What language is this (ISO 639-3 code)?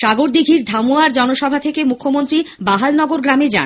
ben